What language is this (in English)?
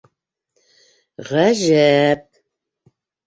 Bashkir